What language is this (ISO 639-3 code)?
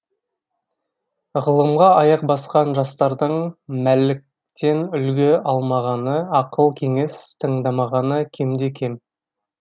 kaz